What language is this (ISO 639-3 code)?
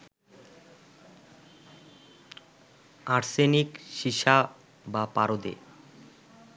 ben